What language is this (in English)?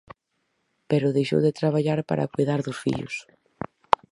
Galician